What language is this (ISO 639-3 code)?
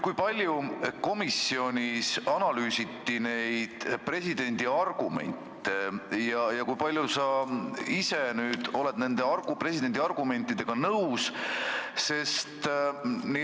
est